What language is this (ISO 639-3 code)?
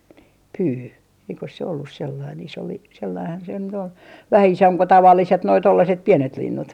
fin